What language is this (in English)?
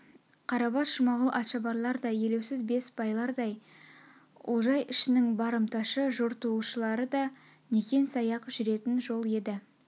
Kazakh